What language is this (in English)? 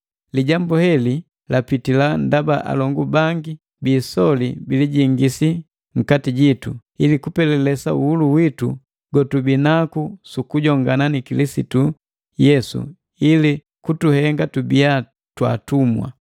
Matengo